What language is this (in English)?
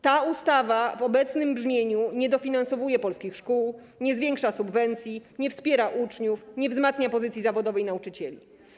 Polish